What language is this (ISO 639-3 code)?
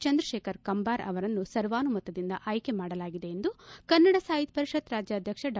kan